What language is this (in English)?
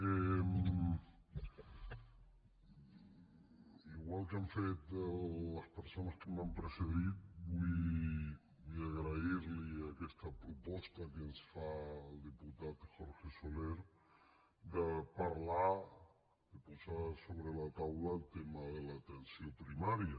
Catalan